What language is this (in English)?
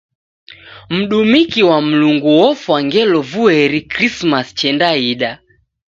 Taita